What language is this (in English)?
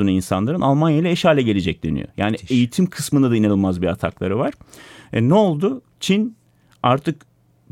Turkish